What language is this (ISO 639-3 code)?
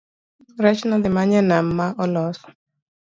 luo